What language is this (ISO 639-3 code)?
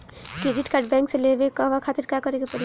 bho